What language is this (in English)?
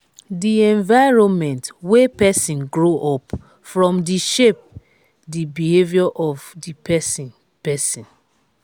Nigerian Pidgin